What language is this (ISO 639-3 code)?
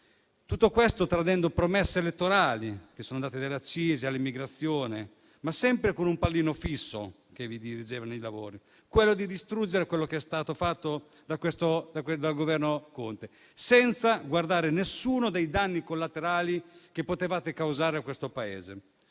ita